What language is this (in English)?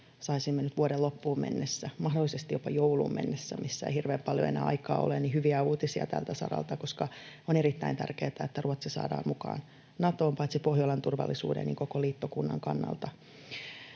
Finnish